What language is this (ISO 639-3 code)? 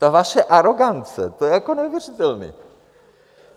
ces